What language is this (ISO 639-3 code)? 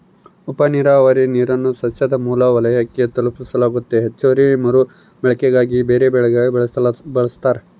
kan